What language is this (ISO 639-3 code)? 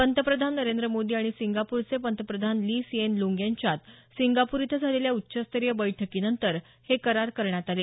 mar